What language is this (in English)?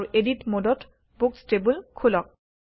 Assamese